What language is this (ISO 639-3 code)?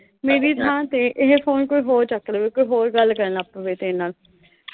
pan